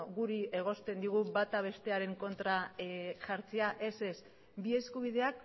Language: Basque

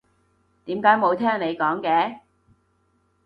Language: Cantonese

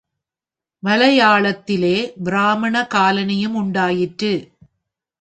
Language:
Tamil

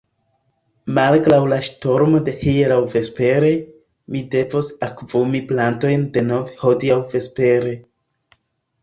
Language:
Esperanto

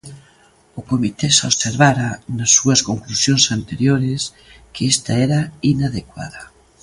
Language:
Galician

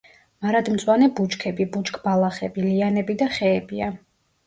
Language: Georgian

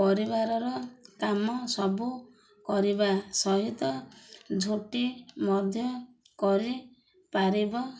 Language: Odia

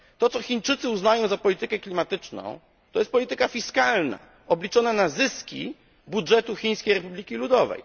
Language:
Polish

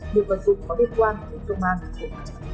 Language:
Vietnamese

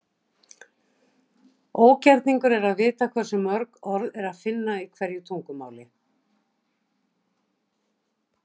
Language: Icelandic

